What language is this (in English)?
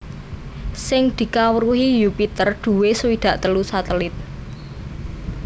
Javanese